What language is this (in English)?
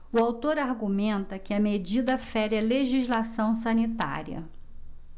Portuguese